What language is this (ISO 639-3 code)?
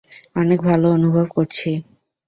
ben